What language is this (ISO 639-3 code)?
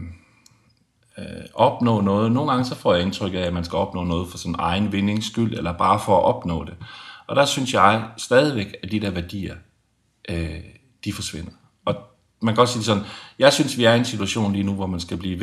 dan